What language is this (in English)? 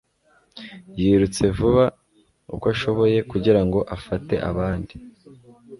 Kinyarwanda